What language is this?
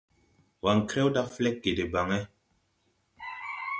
Tupuri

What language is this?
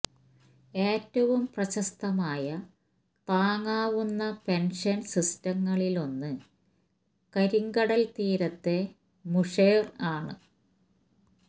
Malayalam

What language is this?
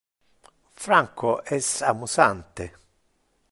Interlingua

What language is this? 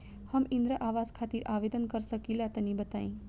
Bhojpuri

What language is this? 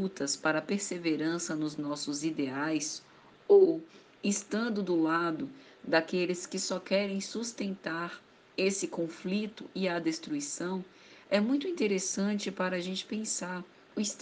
Portuguese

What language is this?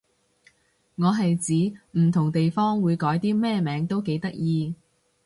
Cantonese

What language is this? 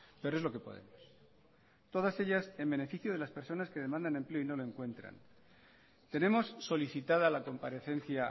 Spanish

